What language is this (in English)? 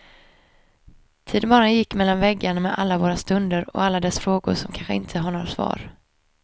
Swedish